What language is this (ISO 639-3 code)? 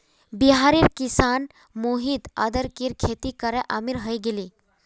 mag